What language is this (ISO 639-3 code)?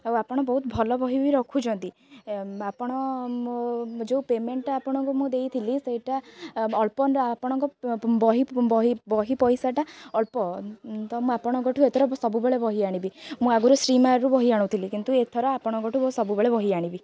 ori